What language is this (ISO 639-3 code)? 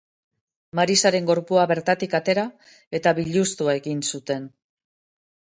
eus